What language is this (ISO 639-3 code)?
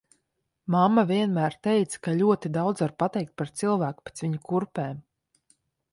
lav